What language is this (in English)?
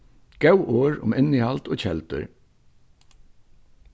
Faroese